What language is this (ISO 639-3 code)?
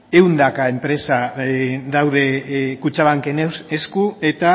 eus